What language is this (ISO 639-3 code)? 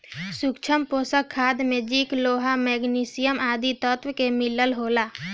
bho